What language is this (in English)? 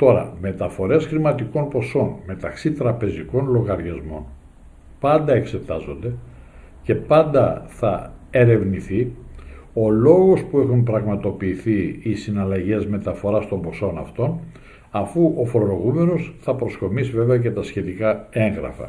Greek